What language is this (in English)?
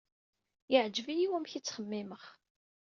Kabyle